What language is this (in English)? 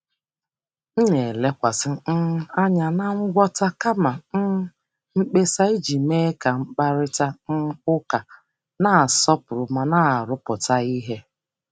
Igbo